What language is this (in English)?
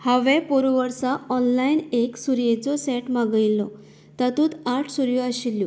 Konkani